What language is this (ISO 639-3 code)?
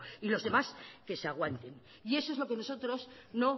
spa